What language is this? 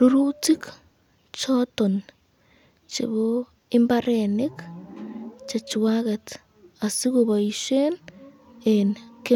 Kalenjin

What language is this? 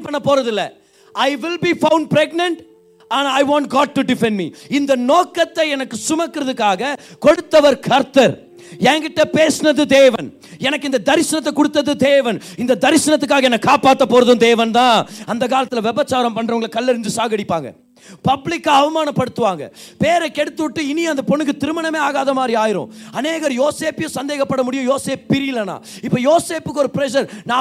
Tamil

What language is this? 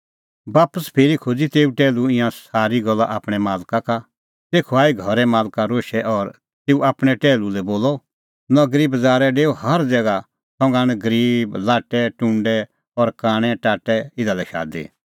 Kullu Pahari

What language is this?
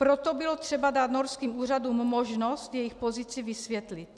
Czech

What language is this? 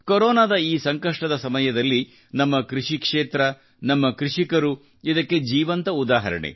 Kannada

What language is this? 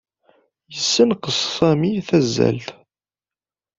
Kabyle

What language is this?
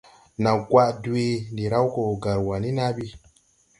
Tupuri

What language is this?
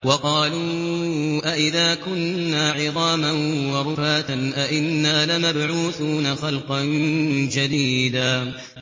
Arabic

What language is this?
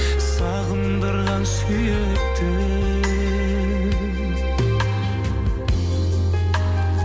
Kazakh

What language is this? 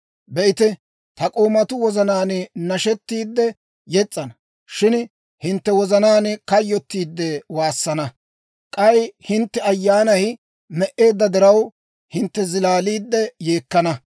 Dawro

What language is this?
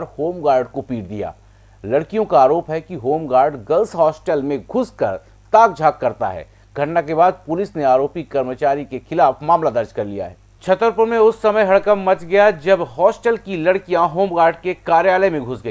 Hindi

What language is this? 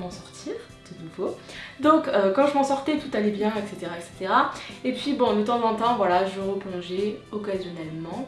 French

